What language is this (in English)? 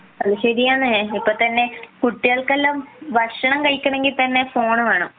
Malayalam